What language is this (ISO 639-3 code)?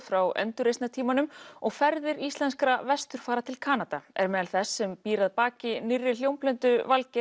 isl